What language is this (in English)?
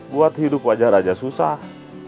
Indonesian